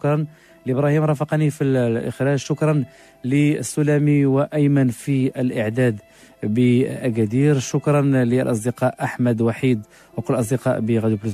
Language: Arabic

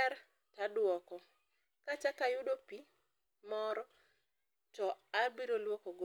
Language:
Luo (Kenya and Tanzania)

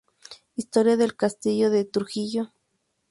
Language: Spanish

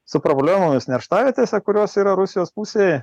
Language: Lithuanian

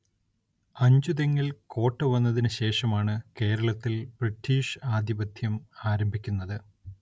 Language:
Malayalam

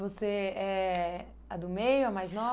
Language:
Portuguese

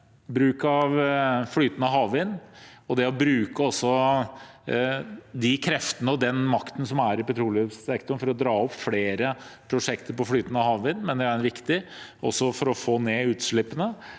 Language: Norwegian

